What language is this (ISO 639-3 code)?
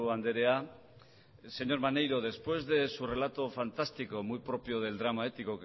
spa